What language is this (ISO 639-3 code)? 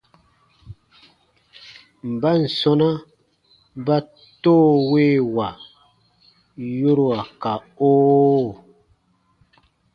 bba